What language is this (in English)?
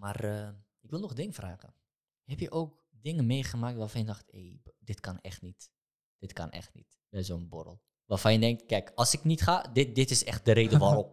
Dutch